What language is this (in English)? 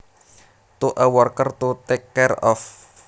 Javanese